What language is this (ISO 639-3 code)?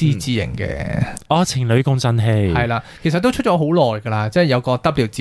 zho